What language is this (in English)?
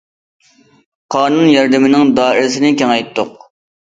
Uyghur